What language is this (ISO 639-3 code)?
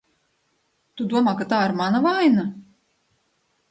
lav